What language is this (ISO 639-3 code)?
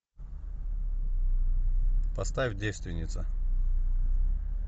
rus